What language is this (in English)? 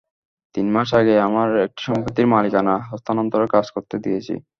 Bangla